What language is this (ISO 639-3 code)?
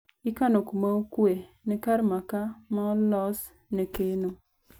luo